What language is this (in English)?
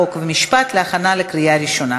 Hebrew